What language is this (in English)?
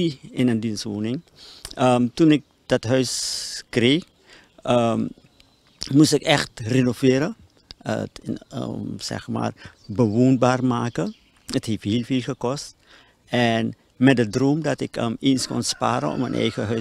Dutch